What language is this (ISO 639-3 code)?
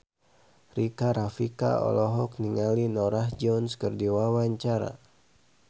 sun